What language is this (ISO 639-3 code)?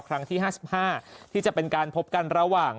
tha